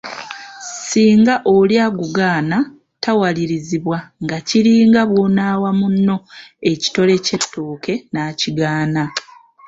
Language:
Ganda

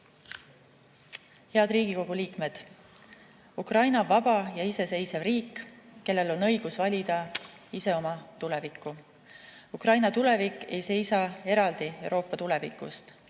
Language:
Estonian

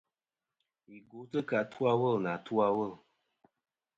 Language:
Kom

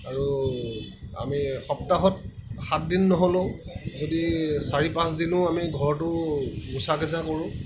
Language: Assamese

